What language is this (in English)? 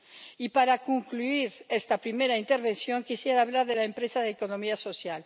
Spanish